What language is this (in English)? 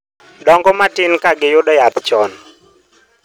Luo (Kenya and Tanzania)